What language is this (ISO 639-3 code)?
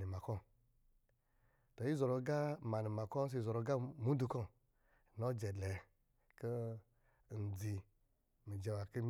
mgi